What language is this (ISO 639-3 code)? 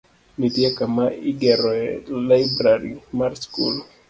luo